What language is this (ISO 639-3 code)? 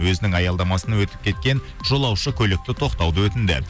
kaz